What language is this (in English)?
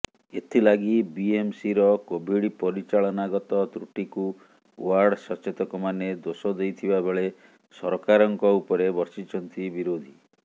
Odia